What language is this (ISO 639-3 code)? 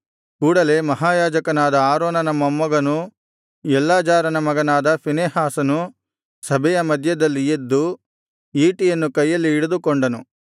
kan